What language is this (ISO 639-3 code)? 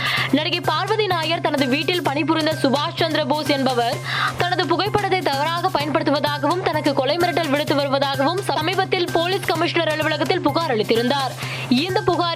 tam